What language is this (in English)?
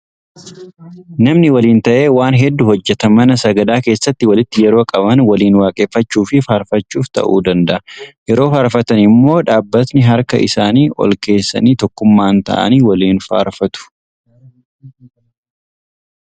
Oromo